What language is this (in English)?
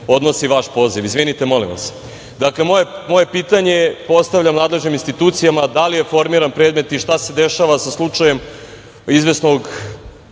Serbian